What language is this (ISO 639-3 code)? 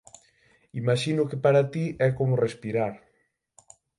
glg